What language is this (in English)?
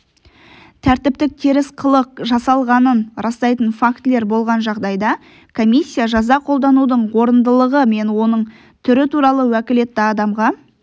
Kazakh